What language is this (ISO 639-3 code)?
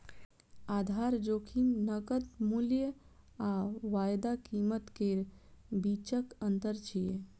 mai